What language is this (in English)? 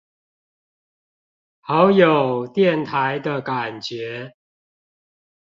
Chinese